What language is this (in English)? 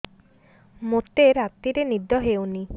Odia